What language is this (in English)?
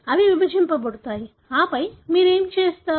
Telugu